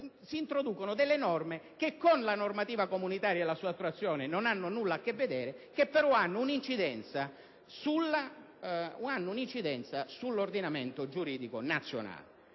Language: Italian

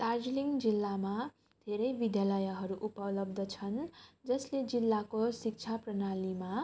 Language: Nepali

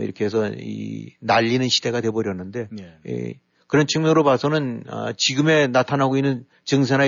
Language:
Korean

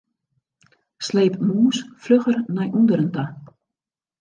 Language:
Western Frisian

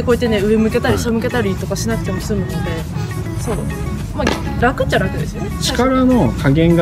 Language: Japanese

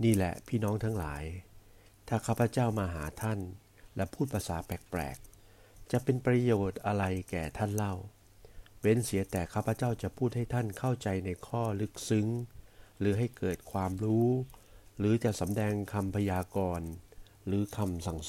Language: Thai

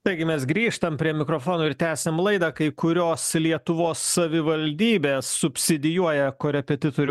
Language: Lithuanian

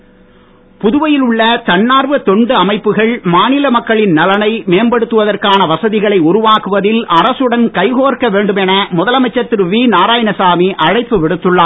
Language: Tamil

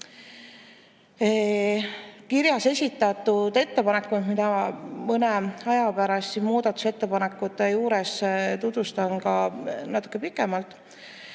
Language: Estonian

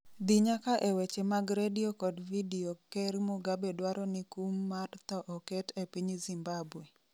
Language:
Luo (Kenya and Tanzania)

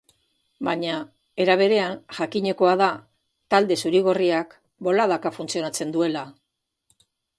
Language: Basque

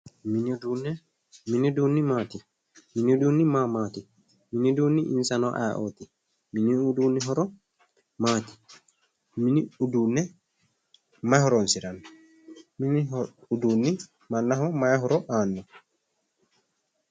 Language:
Sidamo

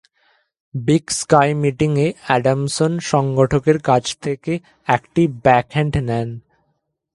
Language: Bangla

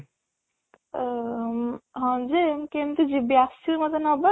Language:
Odia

